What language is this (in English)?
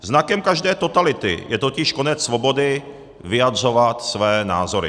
Czech